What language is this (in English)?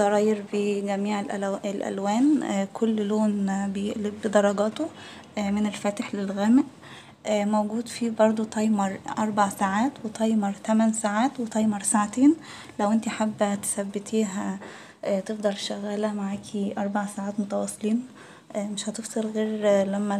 Arabic